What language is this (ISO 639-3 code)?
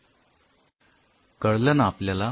mar